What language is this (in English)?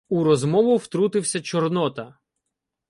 Ukrainian